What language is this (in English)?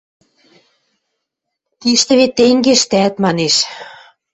Western Mari